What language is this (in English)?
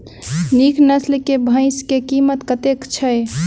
Maithili